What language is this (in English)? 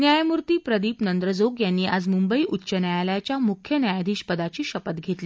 Marathi